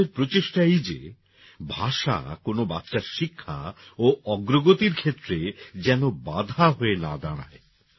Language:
Bangla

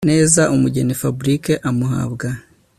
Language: Kinyarwanda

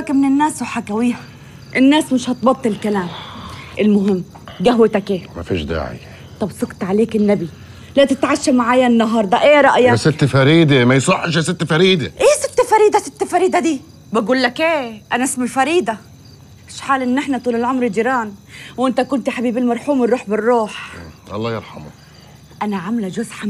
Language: Arabic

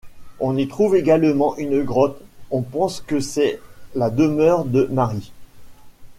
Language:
French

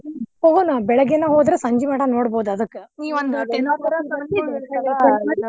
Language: Kannada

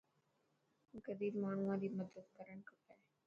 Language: Dhatki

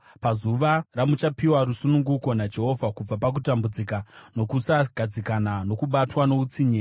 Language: Shona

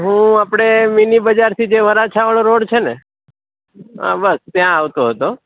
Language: Gujarati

